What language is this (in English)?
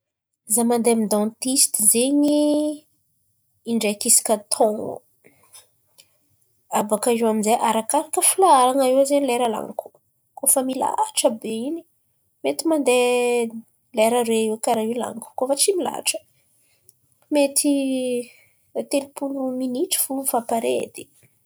Antankarana Malagasy